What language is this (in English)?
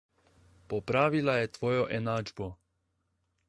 Slovenian